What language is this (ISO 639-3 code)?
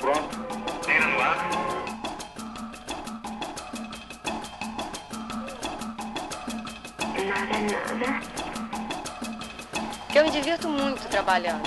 por